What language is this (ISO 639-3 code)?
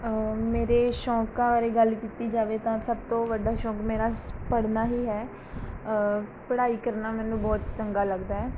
pan